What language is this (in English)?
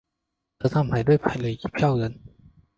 Chinese